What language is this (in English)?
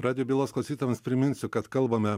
Lithuanian